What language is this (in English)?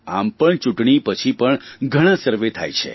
Gujarati